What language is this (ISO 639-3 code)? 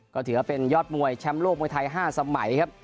tha